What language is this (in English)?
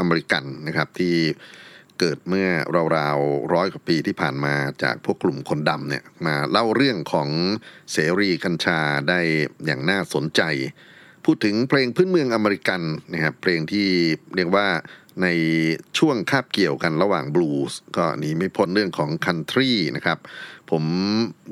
Thai